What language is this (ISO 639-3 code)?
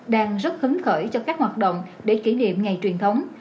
vie